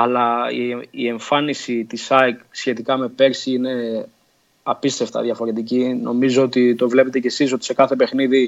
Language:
Greek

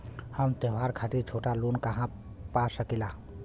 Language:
Bhojpuri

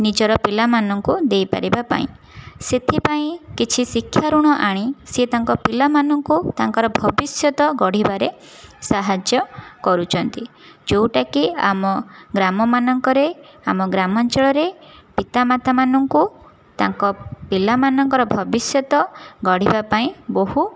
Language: Odia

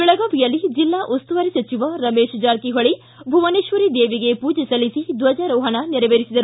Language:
Kannada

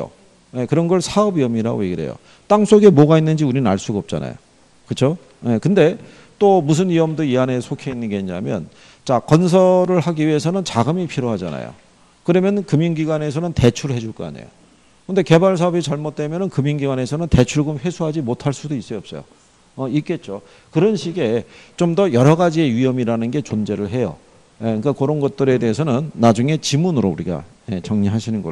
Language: Korean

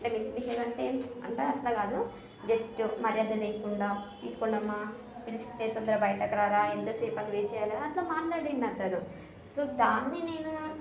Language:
Telugu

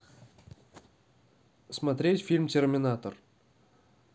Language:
Russian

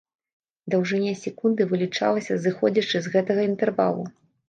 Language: Belarusian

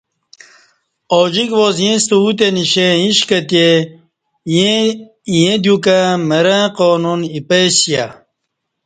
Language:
Kati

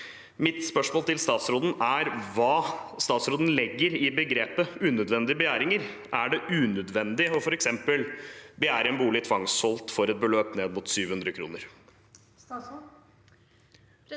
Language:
Norwegian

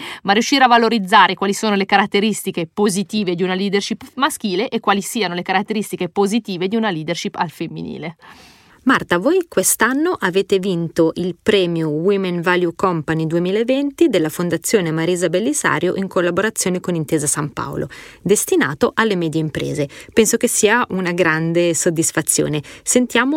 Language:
Italian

